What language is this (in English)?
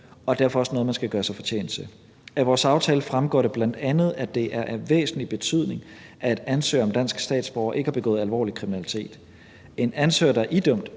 Danish